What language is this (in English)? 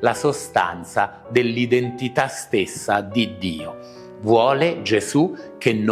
Italian